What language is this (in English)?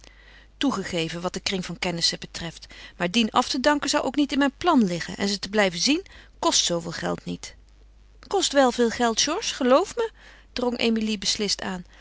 Dutch